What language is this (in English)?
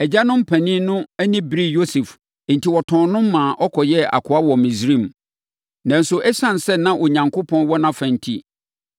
Akan